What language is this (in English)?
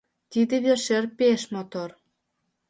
Mari